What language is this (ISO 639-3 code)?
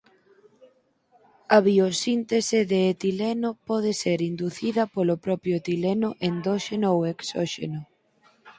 glg